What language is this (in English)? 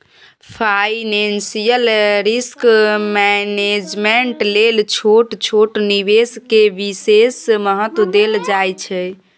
Maithili